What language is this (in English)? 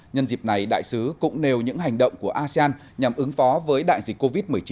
Vietnamese